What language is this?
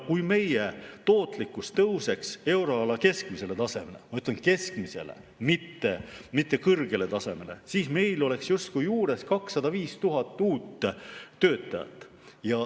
Estonian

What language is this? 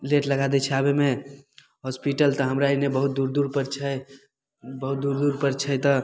Maithili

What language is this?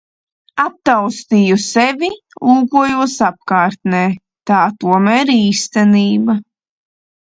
Latvian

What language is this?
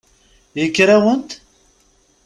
Kabyle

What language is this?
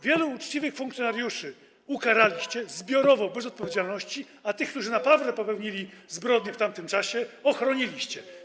Polish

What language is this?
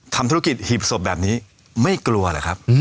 Thai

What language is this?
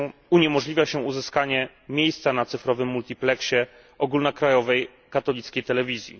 Polish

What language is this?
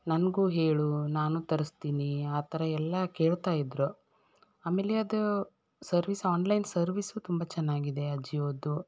Kannada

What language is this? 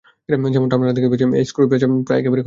Bangla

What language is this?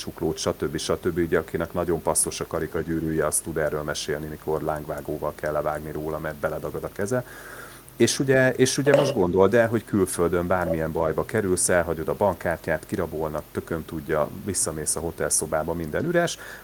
Hungarian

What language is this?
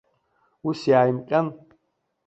Abkhazian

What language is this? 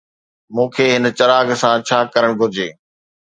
Sindhi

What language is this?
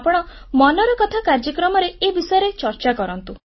Odia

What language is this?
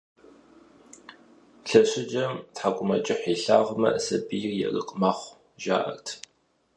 Kabardian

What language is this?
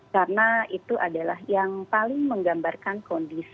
Indonesian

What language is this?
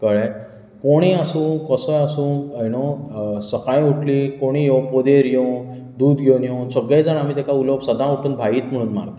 Konkani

